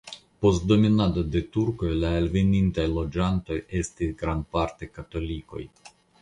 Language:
Esperanto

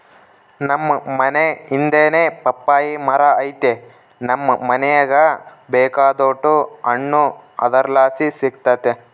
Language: Kannada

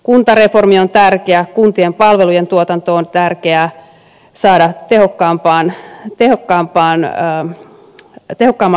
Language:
Finnish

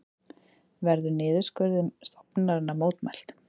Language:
Icelandic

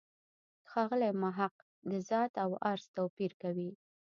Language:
Pashto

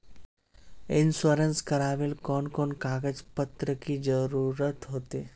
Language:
Magahi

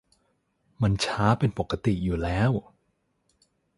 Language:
Thai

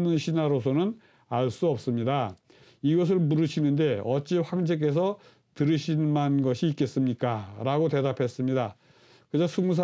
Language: Korean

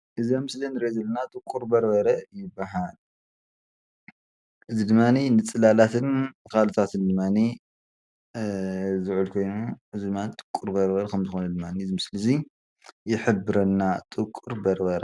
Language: Tigrinya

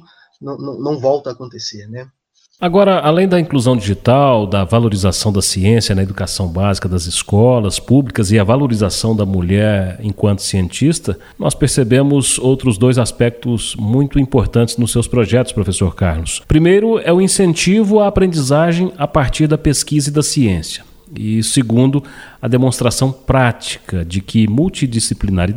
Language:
Portuguese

